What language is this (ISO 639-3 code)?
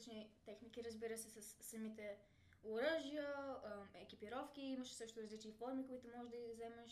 bul